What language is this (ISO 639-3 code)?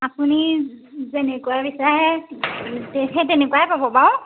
asm